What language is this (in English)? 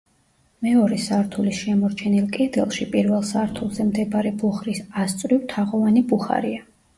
Georgian